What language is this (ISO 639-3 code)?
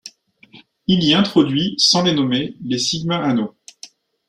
fra